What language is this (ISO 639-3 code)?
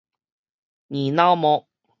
nan